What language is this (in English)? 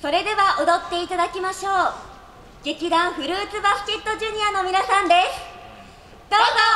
Japanese